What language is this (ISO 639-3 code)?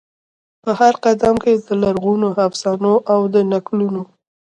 pus